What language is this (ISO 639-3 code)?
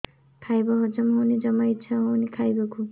ori